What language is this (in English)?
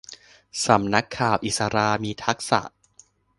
Thai